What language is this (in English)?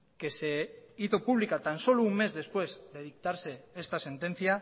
Spanish